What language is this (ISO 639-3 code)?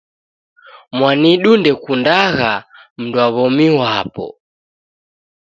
dav